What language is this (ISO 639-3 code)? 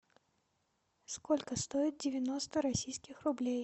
rus